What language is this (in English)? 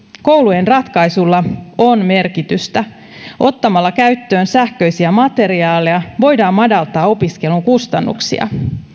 Finnish